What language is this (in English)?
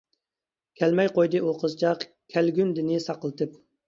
Uyghur